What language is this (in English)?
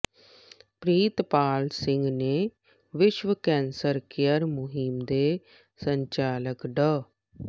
Punjabi